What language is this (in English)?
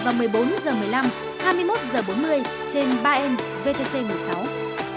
Vietnamese